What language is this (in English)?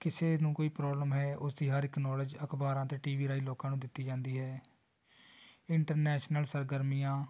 Punjabi